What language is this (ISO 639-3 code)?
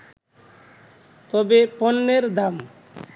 ben